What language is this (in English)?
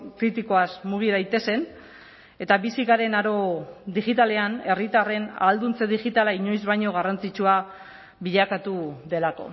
Basque